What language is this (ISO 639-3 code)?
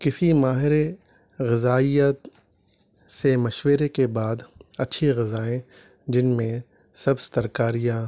urd